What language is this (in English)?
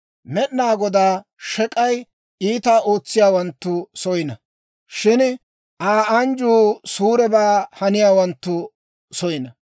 Dawro